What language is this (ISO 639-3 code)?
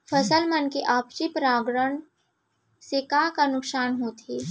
hne